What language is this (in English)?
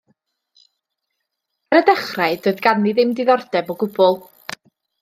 Welsh